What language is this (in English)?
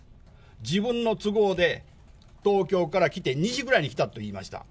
Japanese